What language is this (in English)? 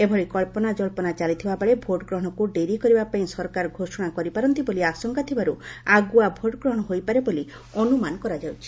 Odia